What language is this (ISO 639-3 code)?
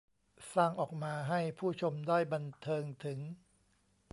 tha